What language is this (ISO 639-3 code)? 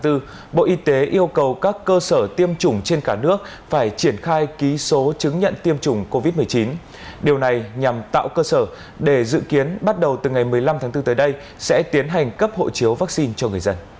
vie